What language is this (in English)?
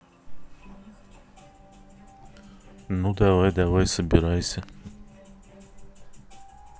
Russian